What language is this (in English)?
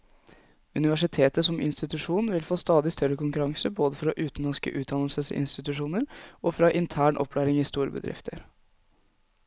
Norwegian